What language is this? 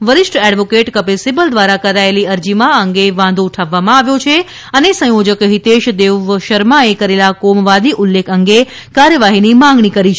Gujarati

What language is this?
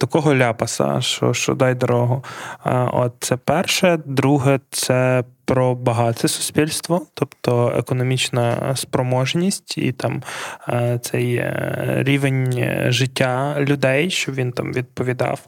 Ukrainian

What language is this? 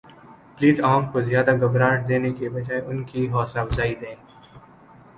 Urdu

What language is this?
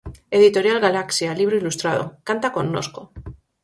Galician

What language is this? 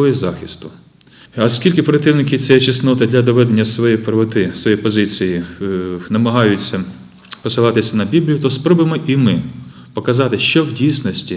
Ukrainian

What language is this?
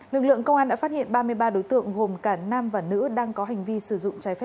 Vietnamese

